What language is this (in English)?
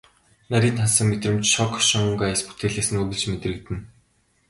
Mongolian